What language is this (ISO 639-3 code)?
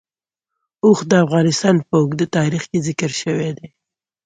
pus